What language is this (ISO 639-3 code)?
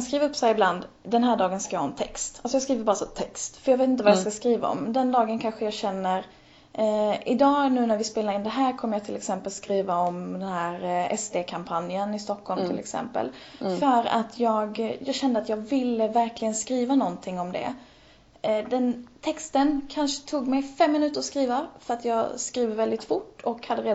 swe